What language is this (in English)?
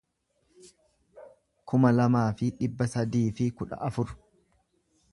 Oromo